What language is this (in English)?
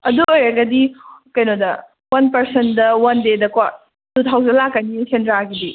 Manipuri